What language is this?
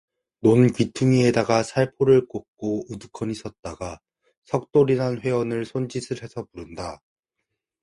Korean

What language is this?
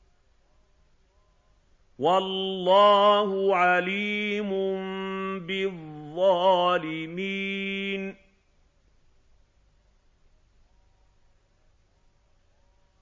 Arabic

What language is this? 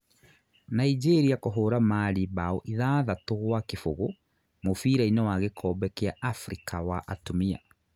Kikuyu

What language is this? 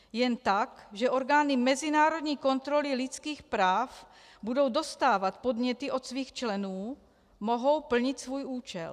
Czech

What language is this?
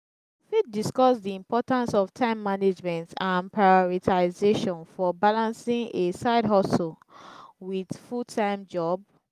Nigerian Pidgin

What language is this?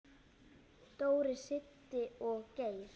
Icelandic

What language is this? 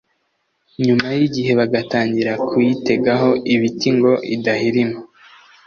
Kinyarwanda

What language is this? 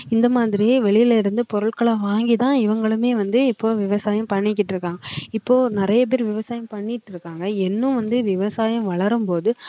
Tamil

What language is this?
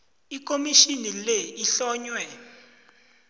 South Ndebele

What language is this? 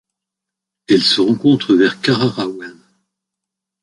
French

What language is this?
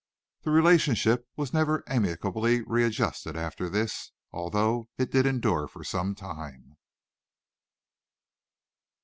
English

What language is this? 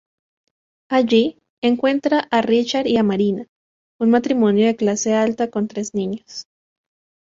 Spanish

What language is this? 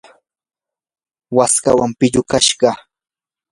Yanahuanca Pasco Quechua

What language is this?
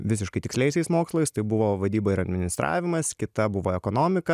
Lithuanian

